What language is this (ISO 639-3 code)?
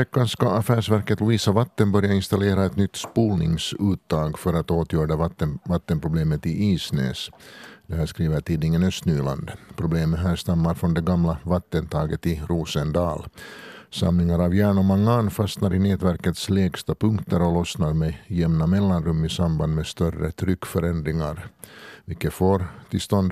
swe